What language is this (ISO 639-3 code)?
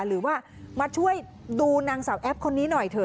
tha